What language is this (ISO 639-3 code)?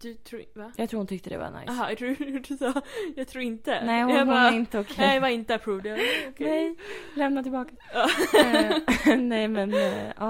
swe